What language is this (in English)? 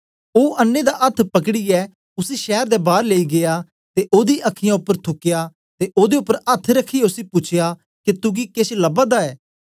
Dogri